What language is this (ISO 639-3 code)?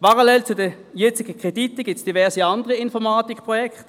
gsw